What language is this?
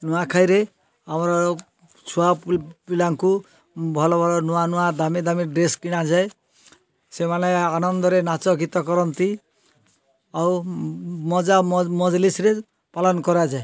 Odia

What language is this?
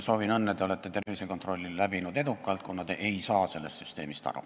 Estonian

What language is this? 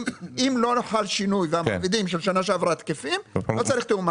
Hebrew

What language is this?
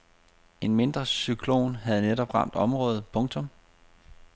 Danish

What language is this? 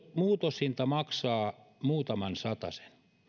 Finnish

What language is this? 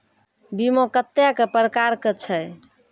Maithili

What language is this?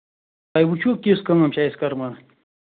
Kashmiri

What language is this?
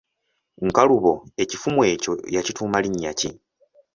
Ganda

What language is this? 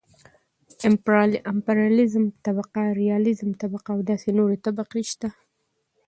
Pashto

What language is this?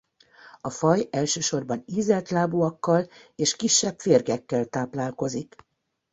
Hungarian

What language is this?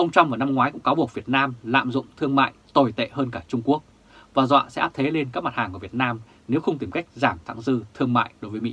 Vietnamese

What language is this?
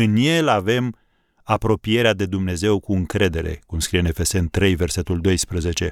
Romanian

